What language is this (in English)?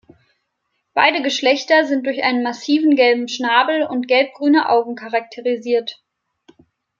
German